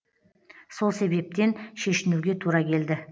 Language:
Kazakh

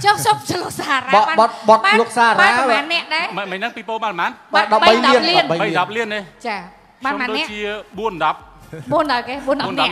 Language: Thai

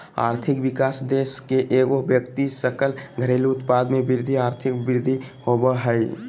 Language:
Magahi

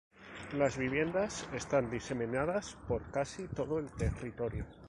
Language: Spanish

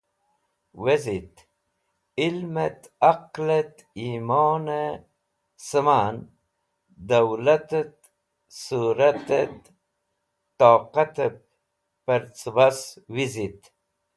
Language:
Wakhi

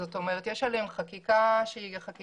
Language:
Hebrew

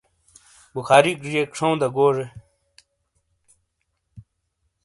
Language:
Shina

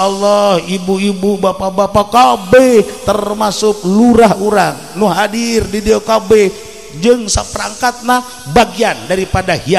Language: Indonesian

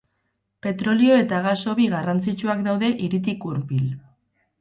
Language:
Basque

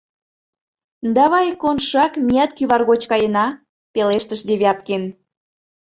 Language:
Mari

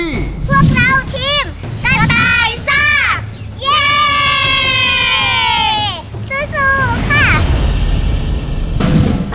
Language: Thai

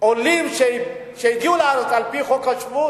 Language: Hebrew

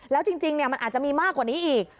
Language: Thai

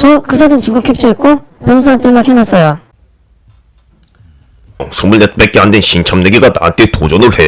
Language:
Korean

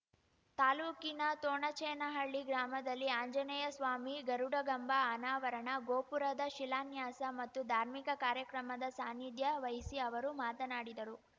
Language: Kannada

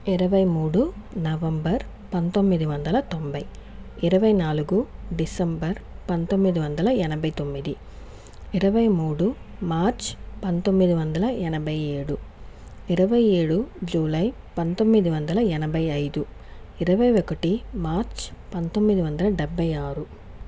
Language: Telugu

